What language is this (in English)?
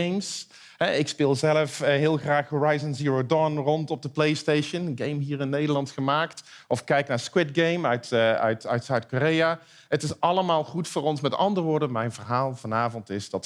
Dutch